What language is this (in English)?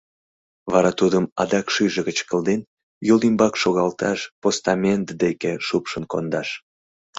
Mari